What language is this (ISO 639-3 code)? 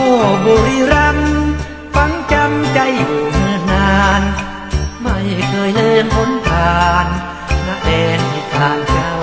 tha